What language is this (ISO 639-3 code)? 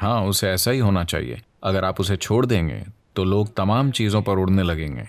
hin